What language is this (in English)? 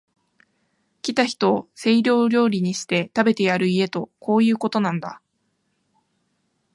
Japanese